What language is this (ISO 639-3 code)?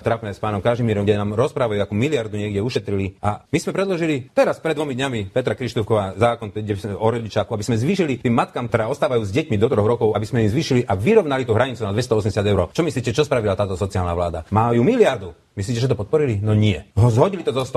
slk